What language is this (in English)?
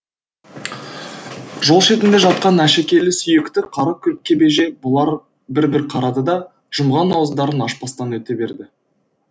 Kazakh